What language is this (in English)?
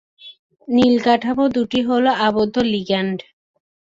Bangla